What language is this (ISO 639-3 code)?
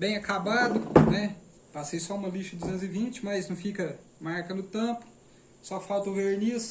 por